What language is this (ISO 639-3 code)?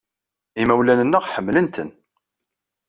kab